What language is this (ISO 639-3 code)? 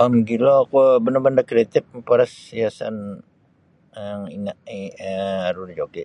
bsy